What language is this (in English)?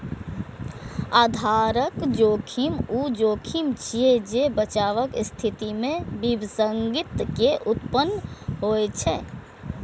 Maithili